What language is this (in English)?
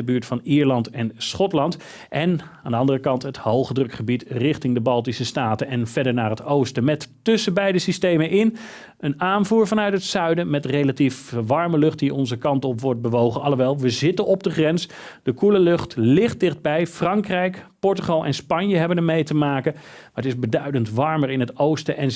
Dutch